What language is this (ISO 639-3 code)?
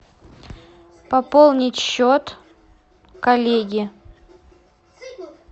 rus